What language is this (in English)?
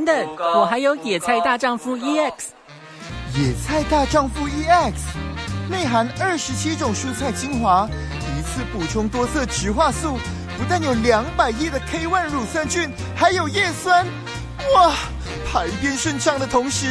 Chinese